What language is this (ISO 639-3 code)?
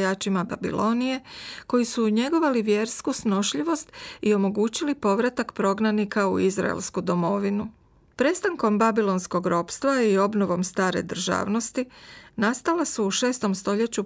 hrv